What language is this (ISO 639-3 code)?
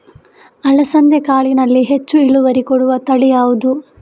kan